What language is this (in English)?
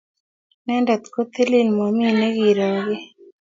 Kalenjin